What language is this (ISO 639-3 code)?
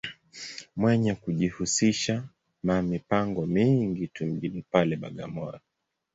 swa